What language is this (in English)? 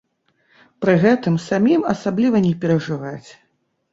Belarusian